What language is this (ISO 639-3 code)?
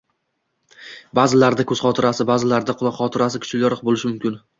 uzb